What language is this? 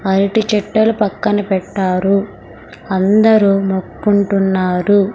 Telugu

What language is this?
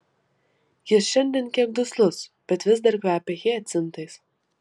Lithuanian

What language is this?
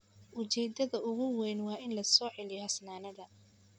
Somali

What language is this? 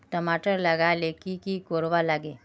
Magahi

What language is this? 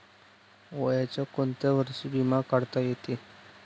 Marathi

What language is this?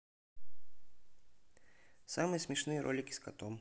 Russian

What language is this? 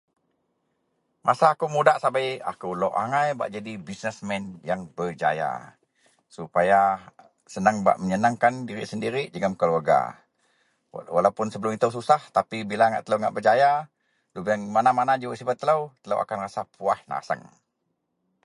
Central Melanau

